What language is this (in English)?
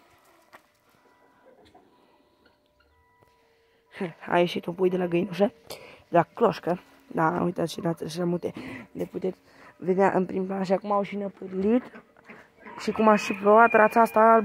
Romanian